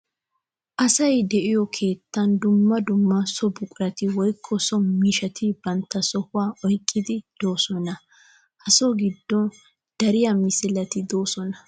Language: Wolaytta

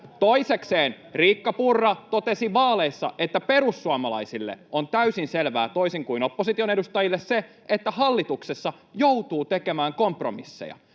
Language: Finnish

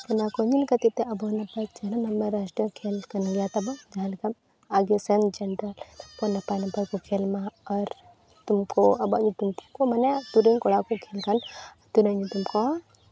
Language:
Santali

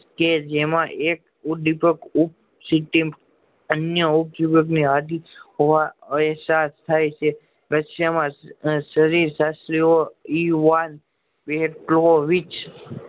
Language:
Gujarati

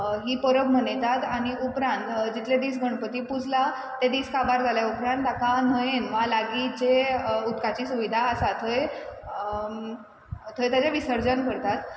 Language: Konkani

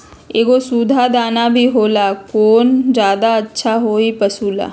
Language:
Magahi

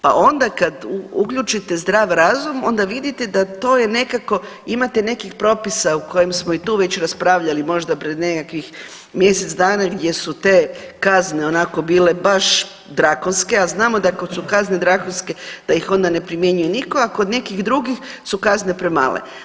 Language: Croatian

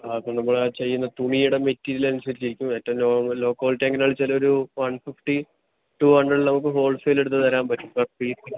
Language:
Malayalam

